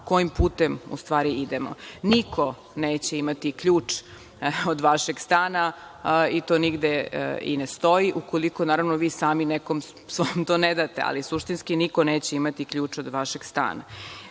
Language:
Serbian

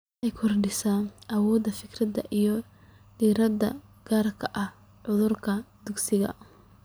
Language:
Somali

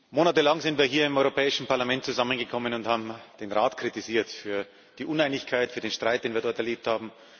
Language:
German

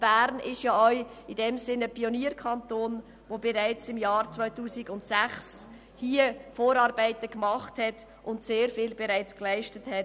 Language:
Swiss German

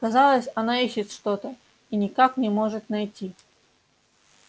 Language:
Russian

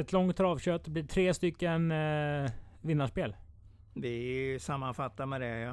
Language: Swedish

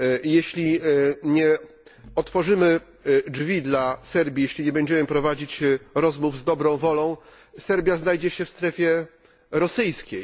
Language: Polish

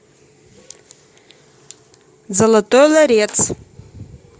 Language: Russian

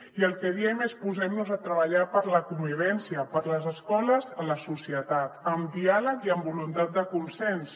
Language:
Catalan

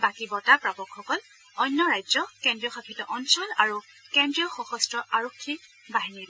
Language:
Assamese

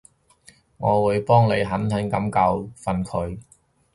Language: Cantonese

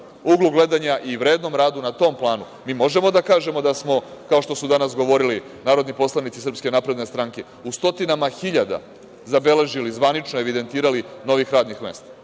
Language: Serbian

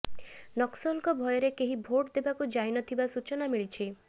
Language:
Odia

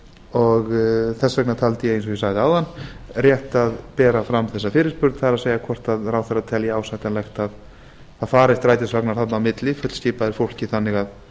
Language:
Icelandic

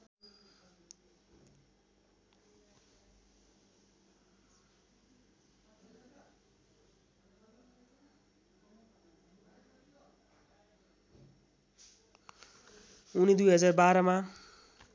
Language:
Nepali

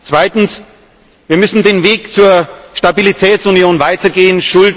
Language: German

